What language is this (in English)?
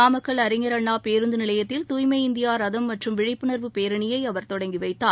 Tamil